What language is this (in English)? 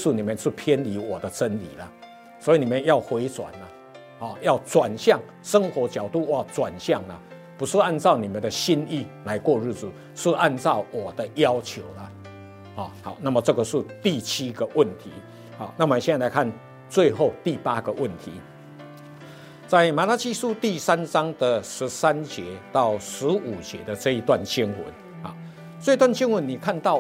Chinese